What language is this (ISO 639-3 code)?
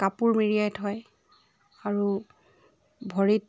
asm